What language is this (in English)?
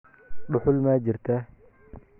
Somali